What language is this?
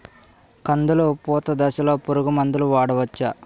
Telugu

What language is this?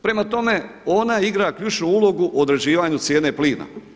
Croatian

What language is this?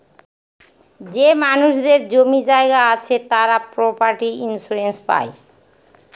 Bangla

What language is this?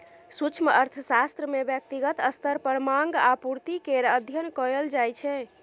Maithili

